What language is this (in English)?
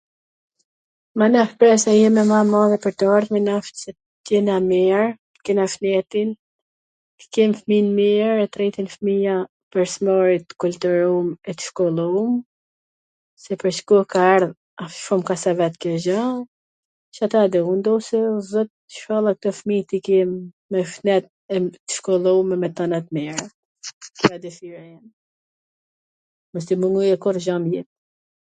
Gheg Albanian